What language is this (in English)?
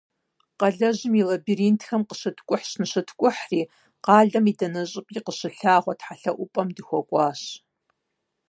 Kabardian